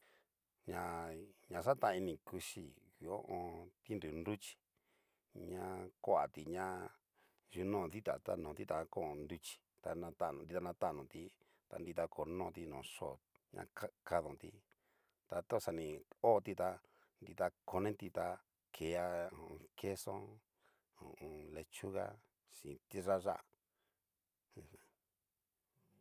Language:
Cacaloxtepec Mixtec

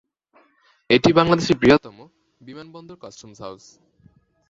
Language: Bangla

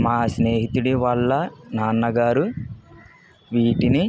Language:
Telugu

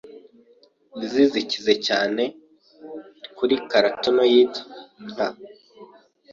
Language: Kinyarwanda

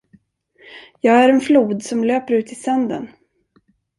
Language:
Swedish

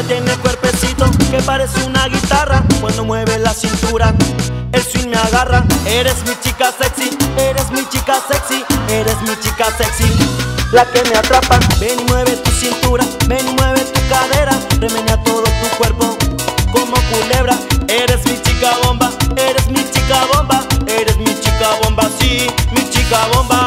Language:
Dutch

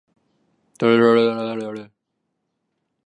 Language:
Chinese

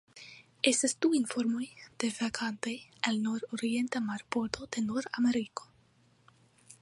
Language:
Esperanto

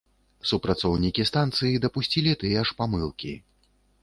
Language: Belarusian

